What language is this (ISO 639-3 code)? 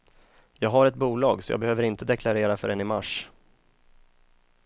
swe